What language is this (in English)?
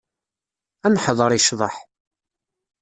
Kabyle